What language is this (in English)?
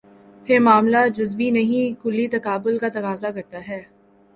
Urdu